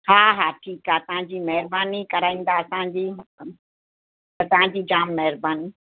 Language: Sindhi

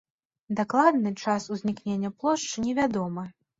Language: Belarusian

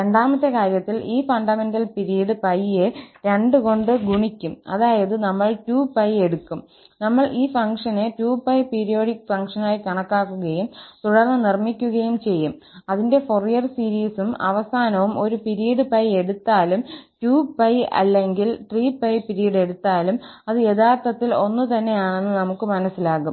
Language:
Malayalam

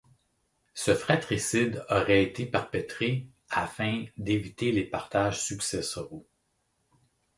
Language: French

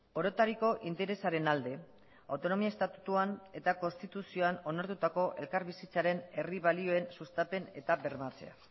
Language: Basque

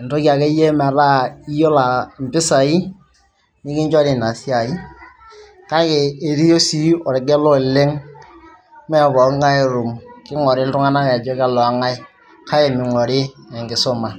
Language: Masai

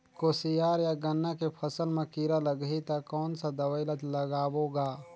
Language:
Chhattisgarhi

